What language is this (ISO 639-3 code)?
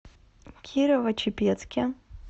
rus